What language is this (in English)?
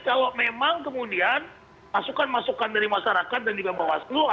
Indonesian